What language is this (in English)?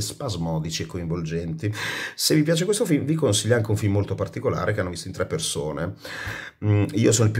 Italian